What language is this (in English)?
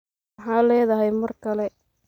Somali